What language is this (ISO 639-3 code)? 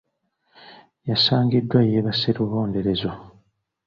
lug